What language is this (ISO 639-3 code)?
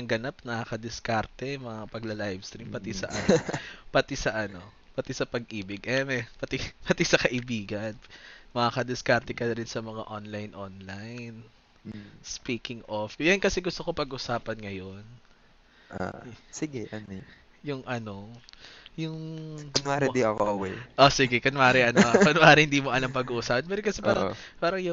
fil